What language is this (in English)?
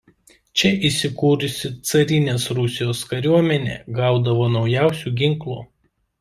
Lithuanian